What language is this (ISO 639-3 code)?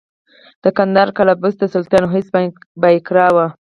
pus